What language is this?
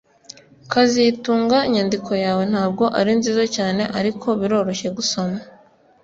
Kinyarwanda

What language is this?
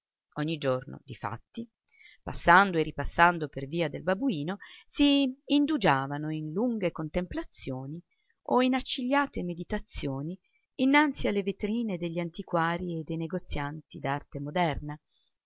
Italian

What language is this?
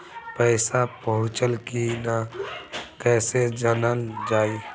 Bhojpuri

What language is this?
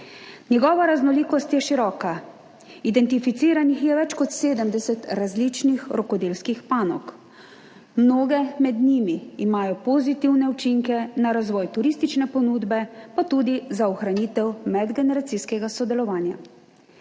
Slovenian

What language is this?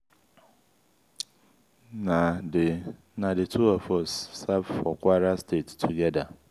Nigerian Pidgin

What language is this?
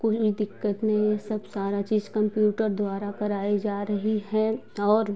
Hindi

